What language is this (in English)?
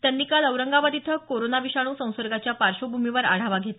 Marathi